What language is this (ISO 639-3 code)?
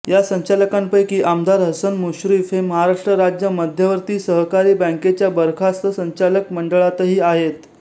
mar